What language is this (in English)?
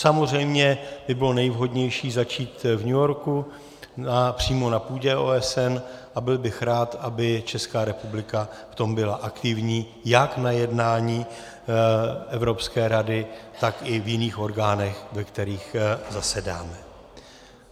Czech